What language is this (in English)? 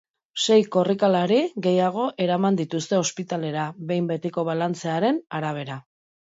Basque